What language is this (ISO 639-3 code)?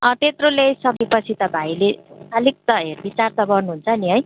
nep